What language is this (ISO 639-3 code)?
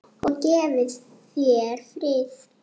isl